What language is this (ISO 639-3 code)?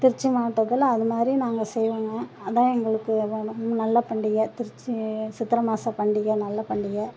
tam